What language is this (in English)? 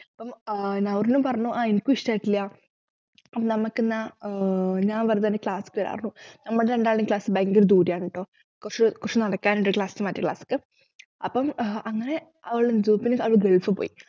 Malayalam